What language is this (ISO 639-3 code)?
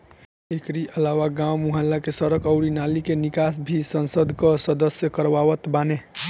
bho